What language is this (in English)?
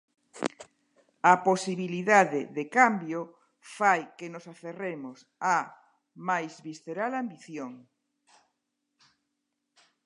Galician